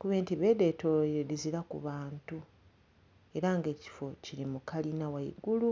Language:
Soga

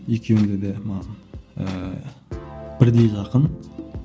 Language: Kazakh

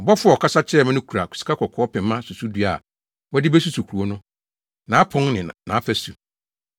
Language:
Akan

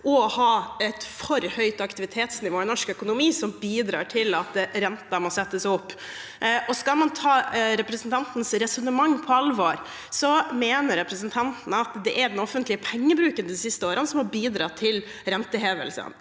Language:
Norwegian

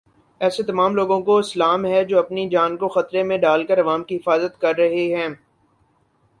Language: Urdu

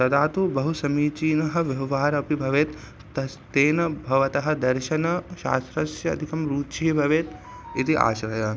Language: Sanskrit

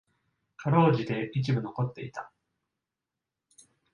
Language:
Japanese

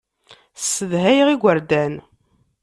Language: Kabyle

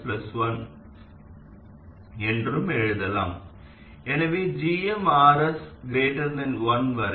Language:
Tamil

